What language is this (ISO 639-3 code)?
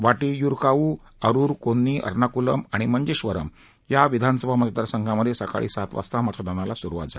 mar